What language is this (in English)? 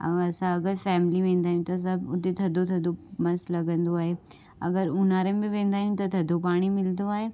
Sindhi